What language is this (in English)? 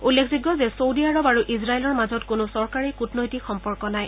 Assamese